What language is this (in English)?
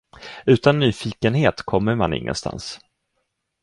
Swedish